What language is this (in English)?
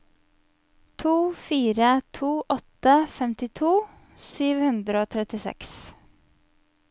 Norwegian